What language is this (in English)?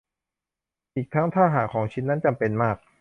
Thai